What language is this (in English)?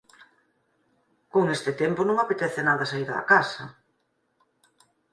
Galician